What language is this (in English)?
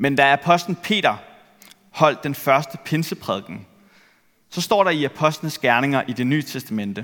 Danish